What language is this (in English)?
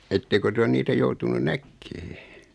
Finnish